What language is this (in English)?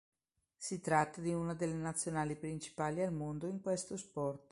Italian